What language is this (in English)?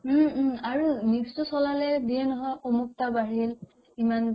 Assamese